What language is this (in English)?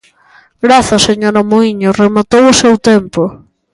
Galician